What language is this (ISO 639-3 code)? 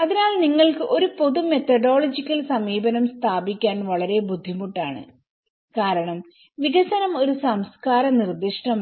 mal